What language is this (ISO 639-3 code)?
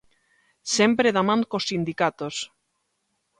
glg